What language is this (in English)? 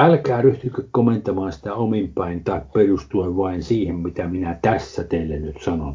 Finnish